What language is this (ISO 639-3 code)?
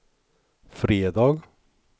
swe